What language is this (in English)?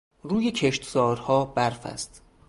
Persian